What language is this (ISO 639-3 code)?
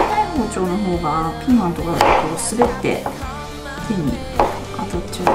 jpn